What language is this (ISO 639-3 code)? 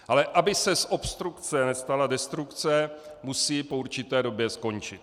ces